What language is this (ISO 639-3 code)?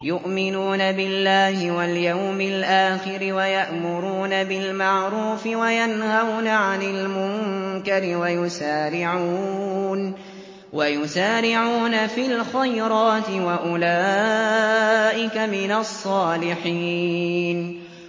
ara